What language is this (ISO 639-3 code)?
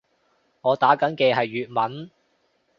yue